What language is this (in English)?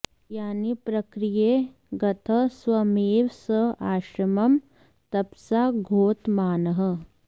Sanskrit